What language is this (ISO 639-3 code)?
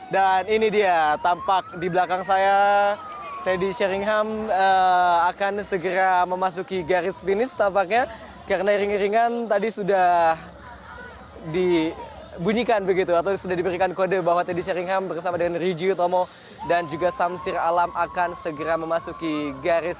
ind